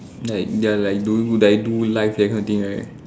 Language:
English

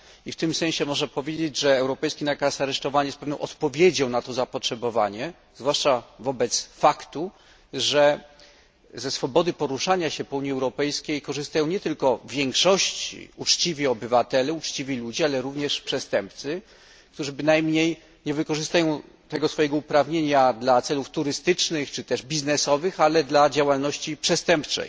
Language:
Polish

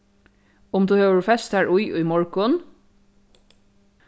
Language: Faroese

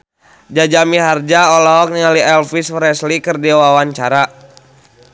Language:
Sundanese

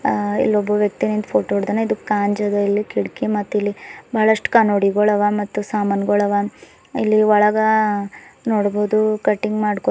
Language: Kannada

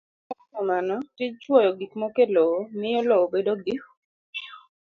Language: Luo (Kenya and Tanzania)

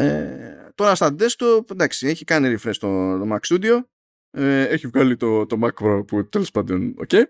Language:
Greek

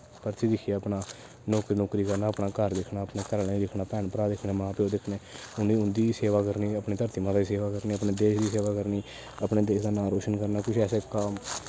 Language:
Dogri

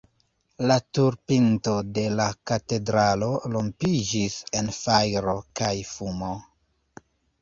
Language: Esperanto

